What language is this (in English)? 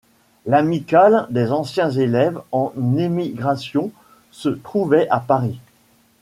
French